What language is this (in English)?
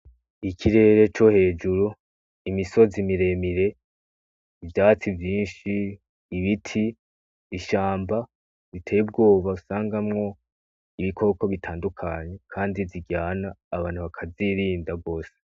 Rundi